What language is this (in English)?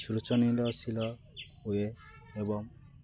Odia